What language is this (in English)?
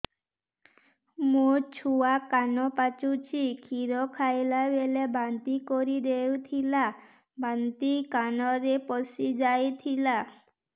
Odia